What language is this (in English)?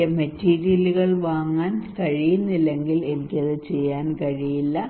Malayalam